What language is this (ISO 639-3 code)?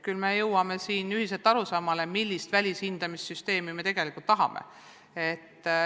est